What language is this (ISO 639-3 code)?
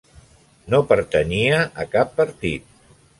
cat